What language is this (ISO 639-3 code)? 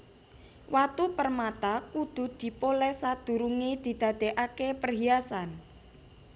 jav